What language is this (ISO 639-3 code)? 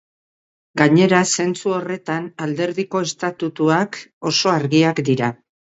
eus